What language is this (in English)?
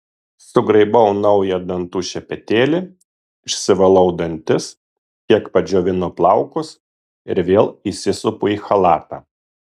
Lithuanian